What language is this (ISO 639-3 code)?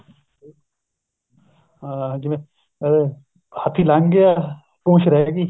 pan